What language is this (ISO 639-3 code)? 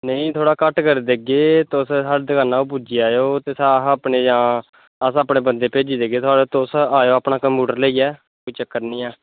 doi